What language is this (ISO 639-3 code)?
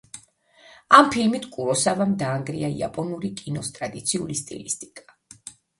kat